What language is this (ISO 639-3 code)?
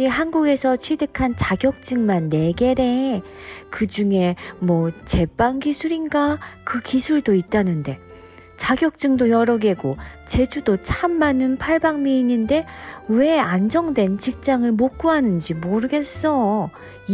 kor